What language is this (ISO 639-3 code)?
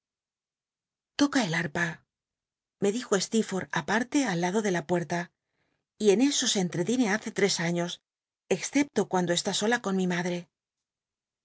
spa